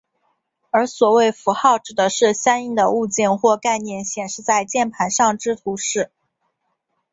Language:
Chinese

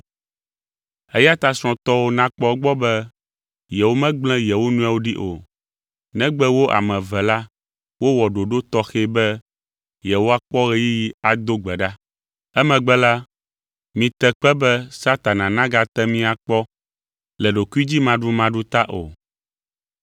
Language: Ewe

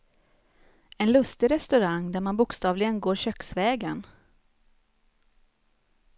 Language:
Swedish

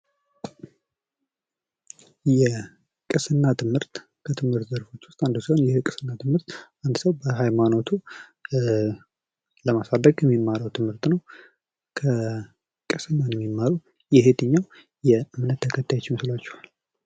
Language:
Amharic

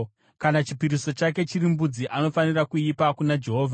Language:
Shona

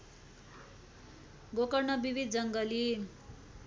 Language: Nepali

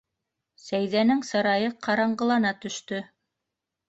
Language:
Bashkir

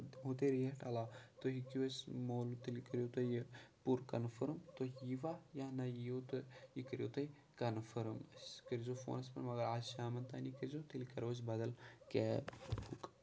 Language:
Kashmiri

